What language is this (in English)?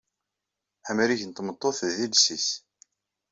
Kabyle